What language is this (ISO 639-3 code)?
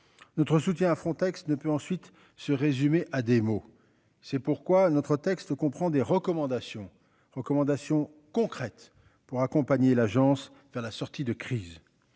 fra